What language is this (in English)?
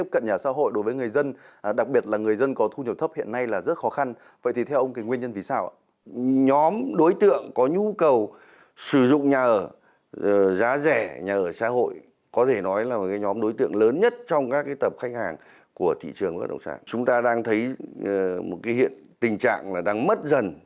Vietnamese